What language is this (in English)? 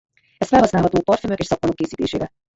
Hungarian